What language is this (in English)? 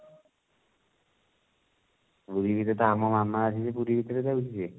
Odia